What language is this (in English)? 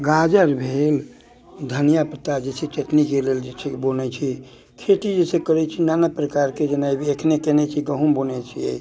Maithili